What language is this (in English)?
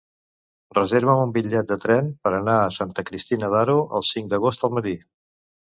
Catalan